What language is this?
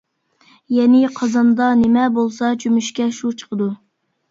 Uyghur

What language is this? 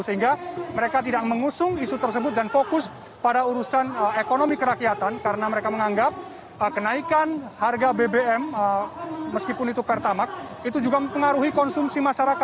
Indonesian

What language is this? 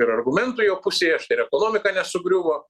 Lithuanian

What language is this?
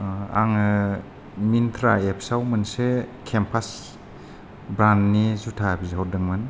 Bodo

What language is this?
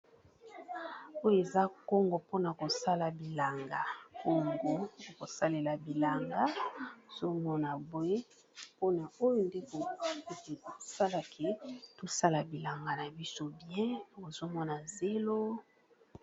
Lingala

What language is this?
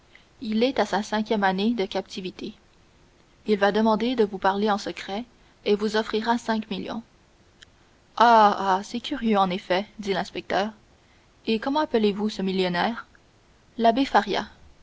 French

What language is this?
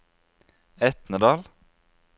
Norwegian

